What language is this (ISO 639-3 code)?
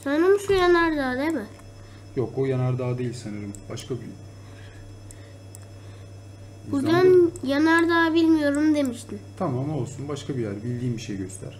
tur